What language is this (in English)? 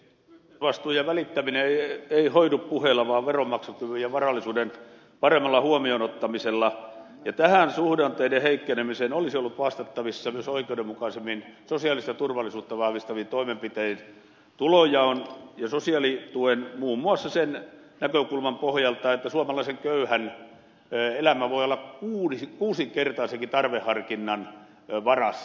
Finnish